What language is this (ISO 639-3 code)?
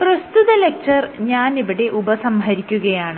mal